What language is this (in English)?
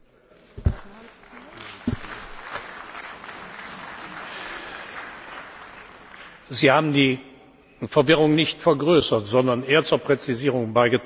German